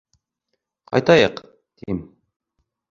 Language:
Bashkir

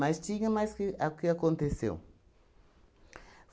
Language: Portuguese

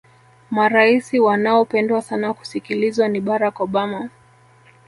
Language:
Swahili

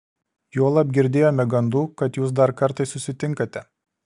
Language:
Lithuanian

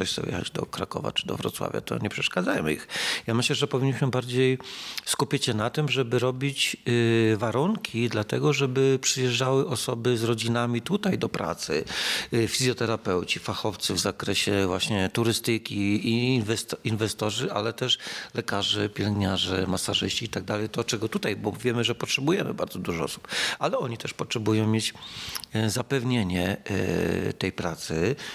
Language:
Polish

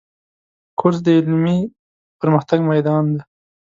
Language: Pashto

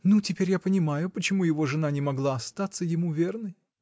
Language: Russian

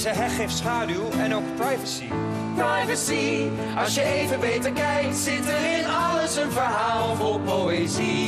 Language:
Dutch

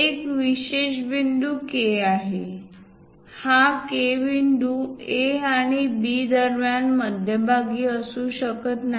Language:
Marathi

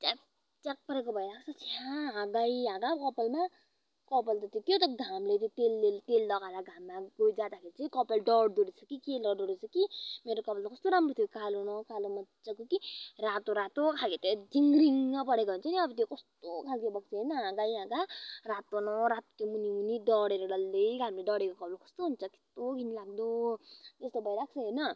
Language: Nepali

